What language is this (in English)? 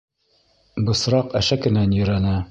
Bashkir